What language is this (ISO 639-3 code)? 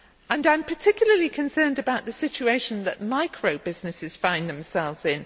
eng